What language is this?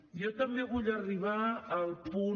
Catalan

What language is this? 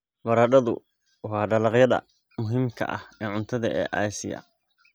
Somali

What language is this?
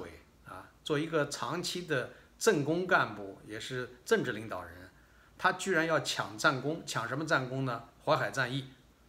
Chinese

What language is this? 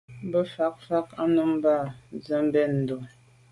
Medumba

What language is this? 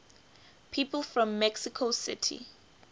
English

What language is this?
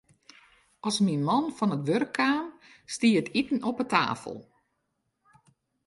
Western Frisian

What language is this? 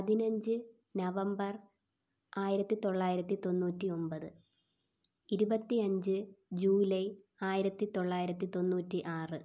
Malayalam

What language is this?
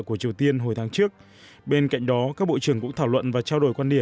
Vietnamese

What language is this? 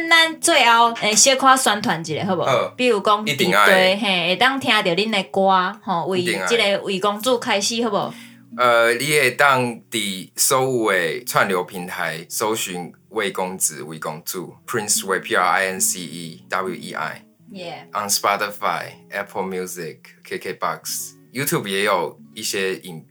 Chinese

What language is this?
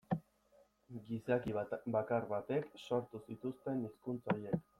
Basque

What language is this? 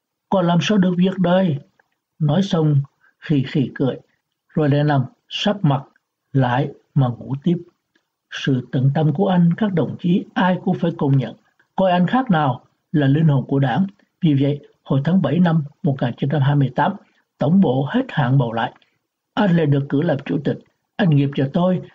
Vietnamese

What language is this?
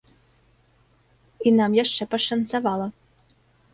Belarusian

